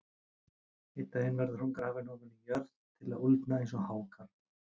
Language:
Icelandic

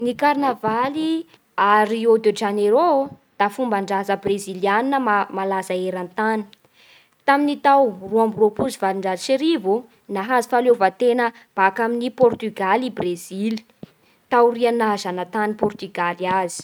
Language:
Bara Malagasy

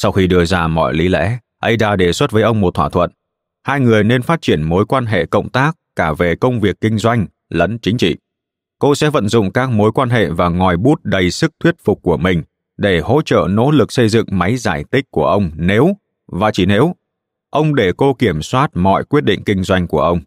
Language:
Vietnamese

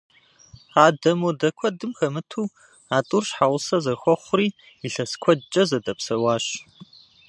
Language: Kabardian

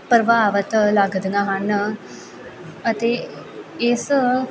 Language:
Punjabi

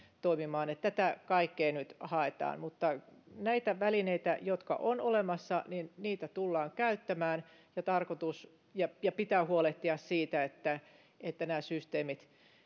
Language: Finnish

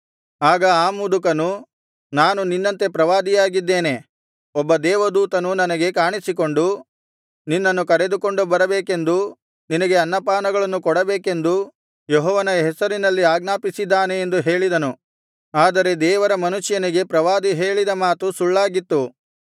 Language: Kannada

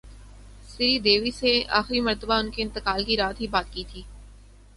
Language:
Urdu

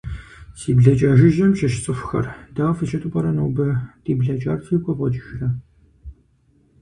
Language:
Kabardian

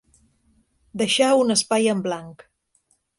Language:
Catalan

